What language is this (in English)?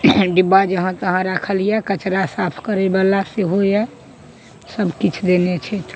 Maithili